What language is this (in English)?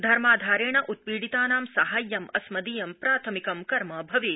Sanskrit